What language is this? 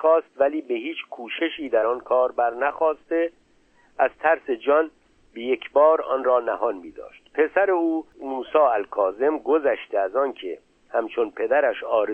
Persian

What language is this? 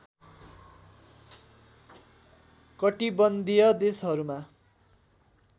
Nepali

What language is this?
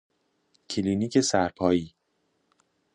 Persian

